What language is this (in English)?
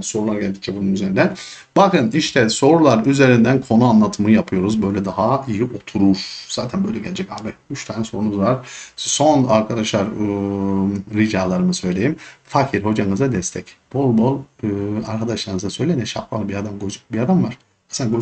Turkish